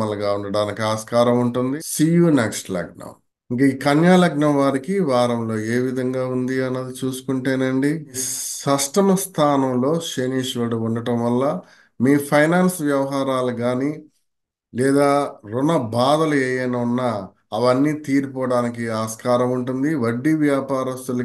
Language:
Telugu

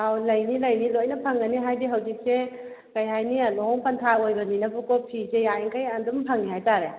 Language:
Manipuri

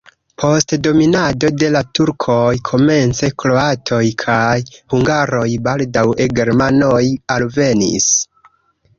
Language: Esperanto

